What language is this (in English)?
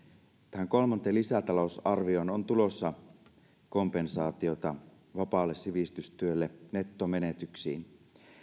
Finnish